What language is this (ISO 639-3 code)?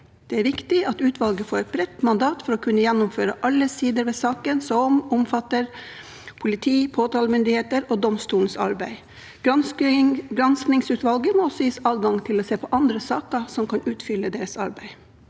nor